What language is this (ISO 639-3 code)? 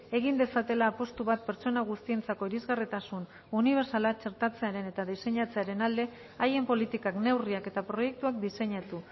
eus